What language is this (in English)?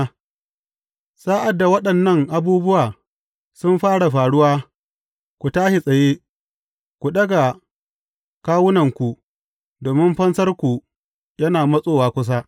Hausa